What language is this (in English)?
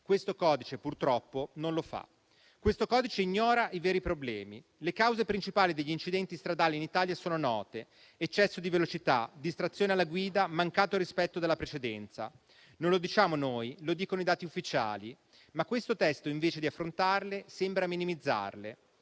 Italian